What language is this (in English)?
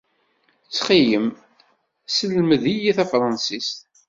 Kabyle